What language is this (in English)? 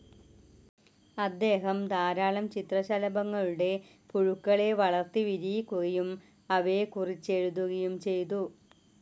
Malayalam